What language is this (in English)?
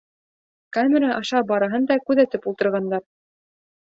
Bashkir